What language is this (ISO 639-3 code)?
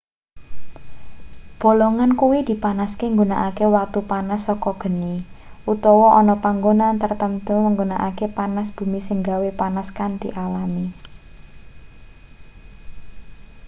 jav